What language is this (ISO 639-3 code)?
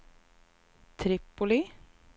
swe